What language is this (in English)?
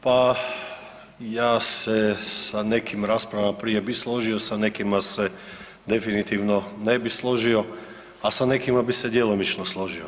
Croatian